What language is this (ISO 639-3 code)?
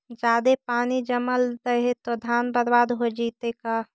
mag